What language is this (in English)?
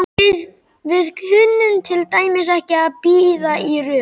Icelandic